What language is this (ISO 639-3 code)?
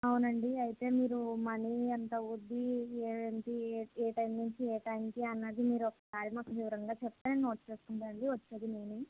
tel